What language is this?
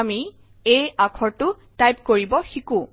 Assamese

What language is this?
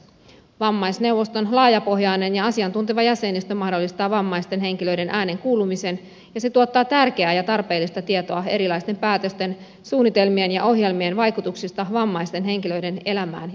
Finnish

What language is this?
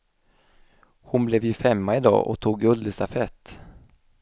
Swedish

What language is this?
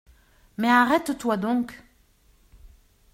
French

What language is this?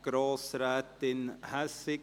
Swiss German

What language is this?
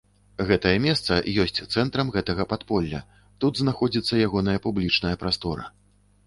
Belarusian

